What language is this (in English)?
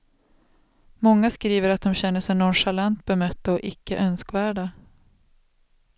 Swedish